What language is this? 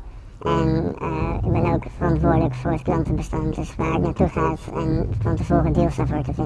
Dutch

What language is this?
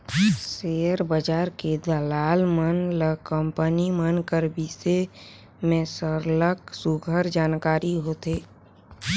Chhattisgarhi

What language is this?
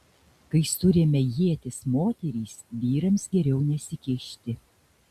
Lithuanian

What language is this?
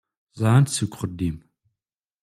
Kabyle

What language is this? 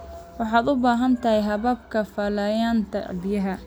Somali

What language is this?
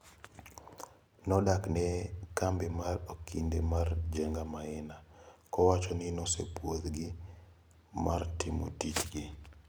Luo (Kenya and Tanzania)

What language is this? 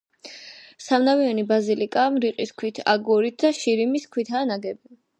Georgian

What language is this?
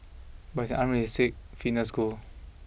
English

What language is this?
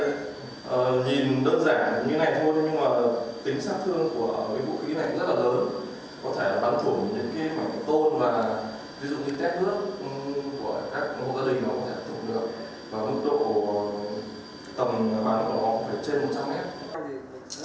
Vietnamese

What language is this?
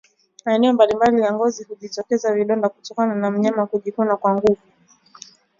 Swahili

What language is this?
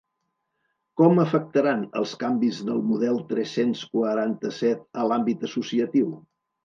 Catalan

